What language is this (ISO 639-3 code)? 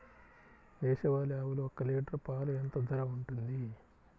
tel